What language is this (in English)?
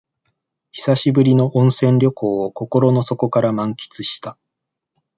Japanese